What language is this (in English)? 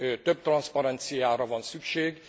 Hungarian